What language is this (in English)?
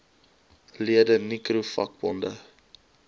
Afrikaans